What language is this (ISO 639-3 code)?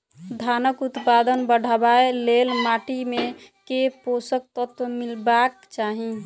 mai